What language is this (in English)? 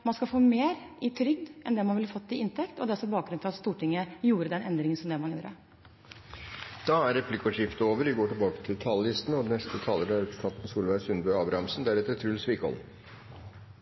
Norwegian